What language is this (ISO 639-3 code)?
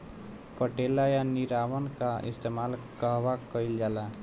bho